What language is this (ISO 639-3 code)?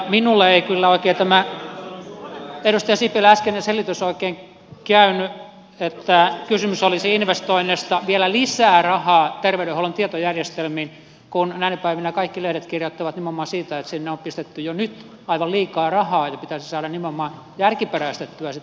fin